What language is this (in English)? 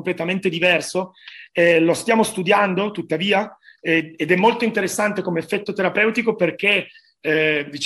Italian